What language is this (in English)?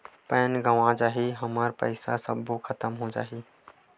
Chhattisgarhi